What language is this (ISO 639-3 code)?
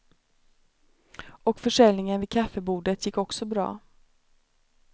swe